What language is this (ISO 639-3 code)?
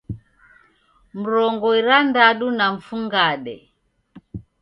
dav